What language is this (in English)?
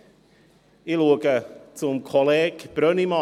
Swiss German